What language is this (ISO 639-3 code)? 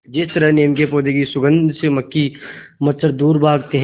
hin